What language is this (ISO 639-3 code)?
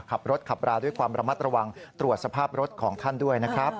tha